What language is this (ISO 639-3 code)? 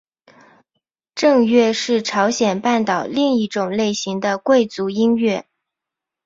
zho